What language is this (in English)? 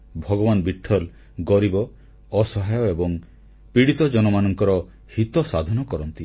Odia